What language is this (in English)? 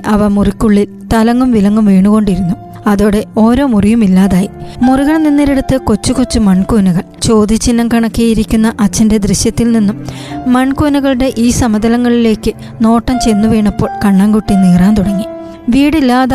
Malayalam